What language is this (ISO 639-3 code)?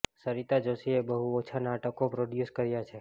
guj